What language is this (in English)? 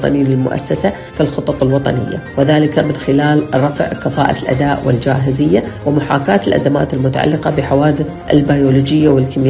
Arabic